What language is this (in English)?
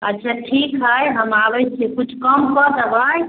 Maithili